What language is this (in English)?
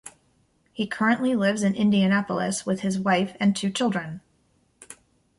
English